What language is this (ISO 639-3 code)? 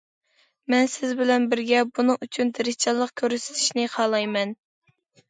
uig